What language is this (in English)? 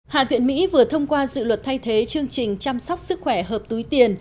Vietnamese